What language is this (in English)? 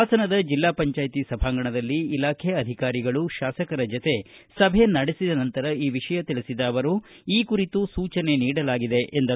Kannada